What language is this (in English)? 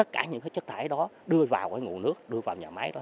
Vietnamese